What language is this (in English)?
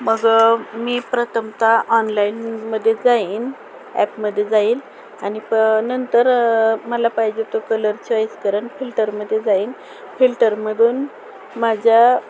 Marathi